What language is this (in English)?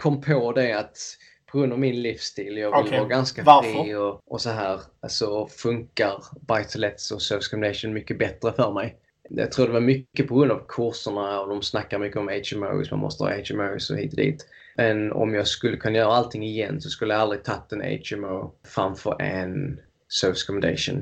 Swedish